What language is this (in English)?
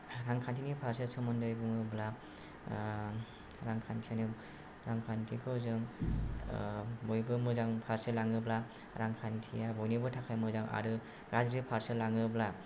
Bodo